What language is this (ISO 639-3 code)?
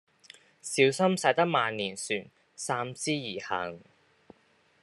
yue